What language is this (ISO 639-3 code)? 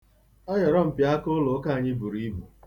ibo